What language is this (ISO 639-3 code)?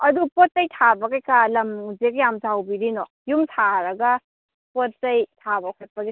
mni